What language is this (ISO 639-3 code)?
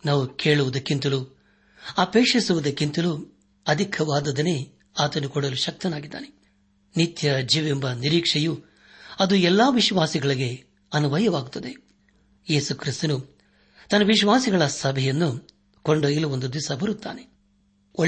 kan